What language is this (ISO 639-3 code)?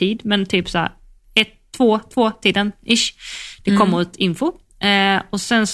swe